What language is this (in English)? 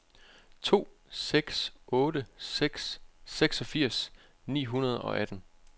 Danish